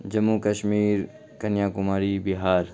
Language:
Urdu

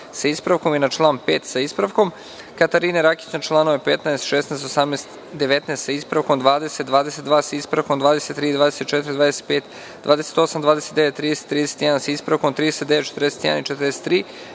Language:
Serbian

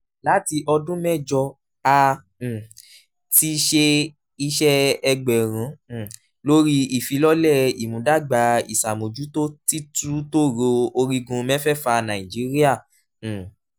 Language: Yoruba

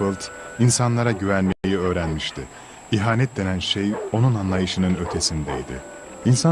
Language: Turkish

